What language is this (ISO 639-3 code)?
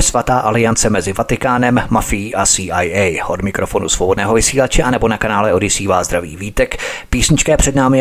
ces